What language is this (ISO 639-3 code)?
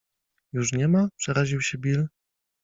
pol